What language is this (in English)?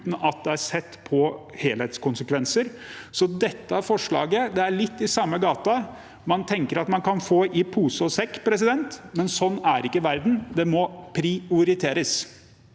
Norwegian